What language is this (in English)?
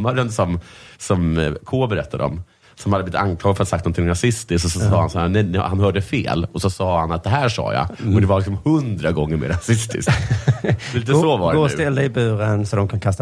Swedish